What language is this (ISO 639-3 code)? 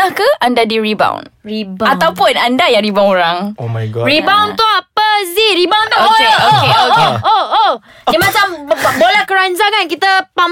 msa